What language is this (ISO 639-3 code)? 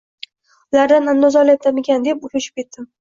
uzb